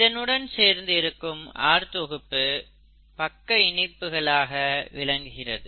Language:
Tamil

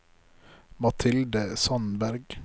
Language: Norwegian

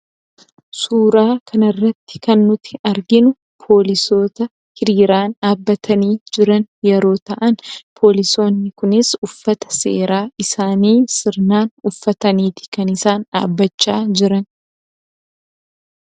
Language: Oromo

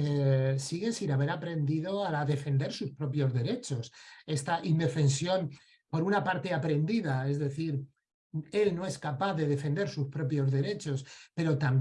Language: Spanish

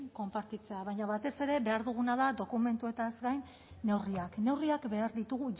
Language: Basque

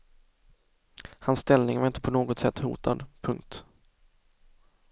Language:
Swedish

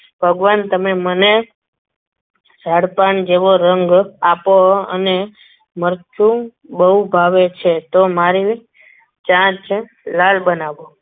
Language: Gujarati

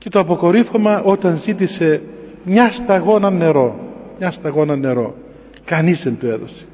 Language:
Greek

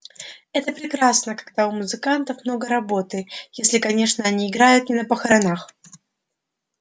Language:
Russian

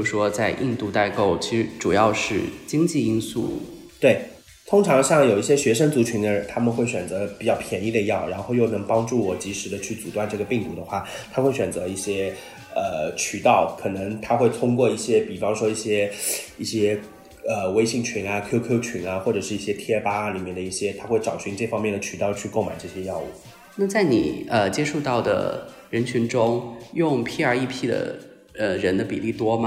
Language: Chinese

